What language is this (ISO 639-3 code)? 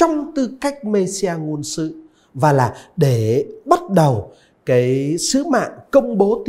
vie